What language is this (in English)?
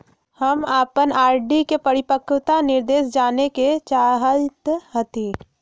Magahi